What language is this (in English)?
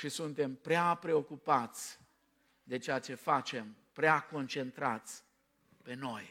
Romanian